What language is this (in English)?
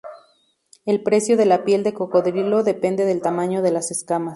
Spanish